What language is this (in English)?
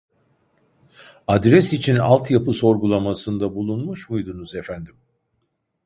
Turkish